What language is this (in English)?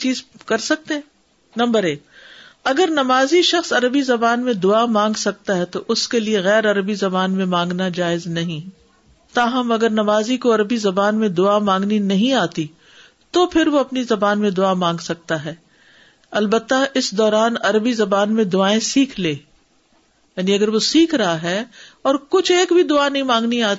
Urdu